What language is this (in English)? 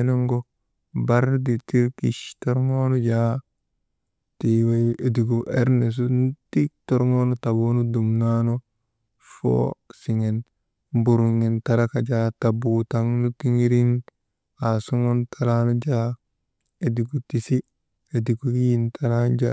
Maba